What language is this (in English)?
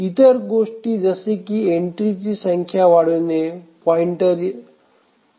Marathi